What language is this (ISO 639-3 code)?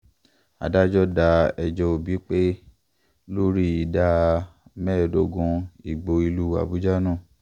yor